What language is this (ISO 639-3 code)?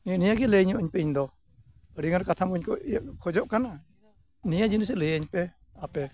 sat